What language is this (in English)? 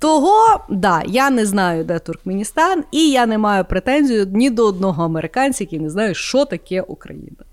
Ukrainian